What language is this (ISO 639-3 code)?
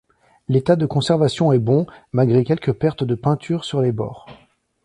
fra